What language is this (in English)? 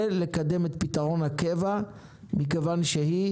Hebrew